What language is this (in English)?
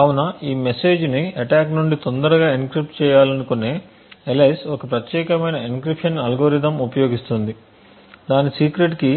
Telugu